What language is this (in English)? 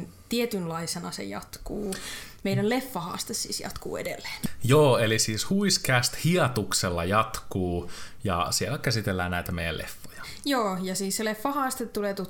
Finnish